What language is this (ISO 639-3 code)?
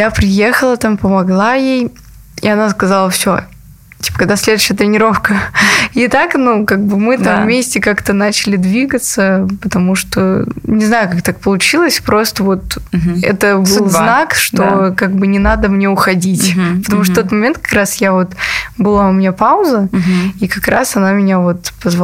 rus